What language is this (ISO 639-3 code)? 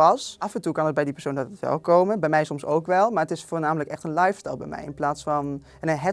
nld